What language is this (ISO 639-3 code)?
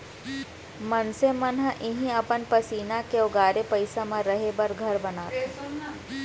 hne